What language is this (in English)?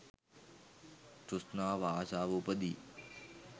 Sinhala